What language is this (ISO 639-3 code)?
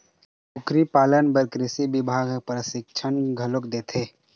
hne